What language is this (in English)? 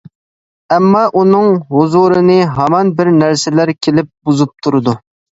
Uyghur